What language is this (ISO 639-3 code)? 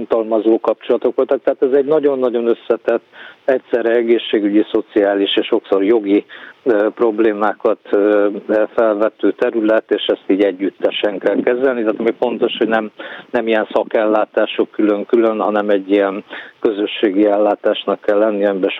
hun